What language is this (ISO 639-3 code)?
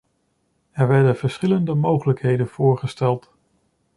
nld